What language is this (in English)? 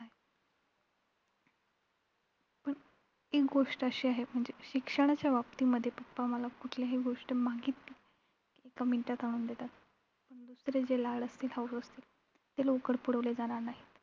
Marathi